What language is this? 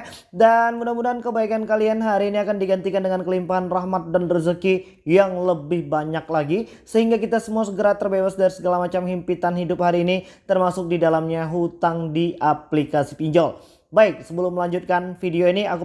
Indonesian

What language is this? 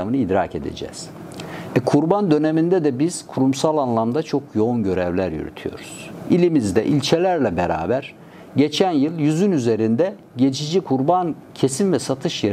Turkish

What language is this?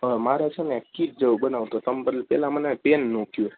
Gujarati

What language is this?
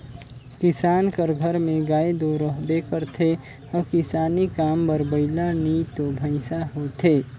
Chhattisgarhi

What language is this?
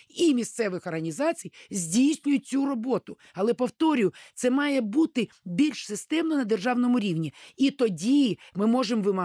Ukrainian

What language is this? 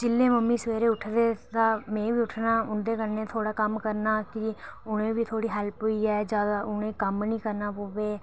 Dogri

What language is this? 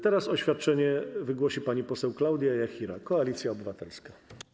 Polish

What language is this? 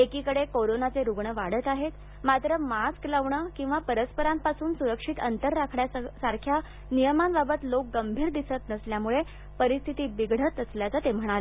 Marathi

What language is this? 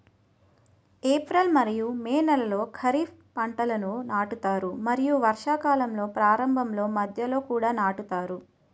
Telugu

